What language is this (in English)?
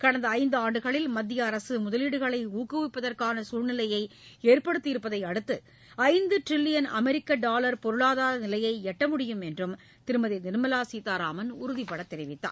Tamil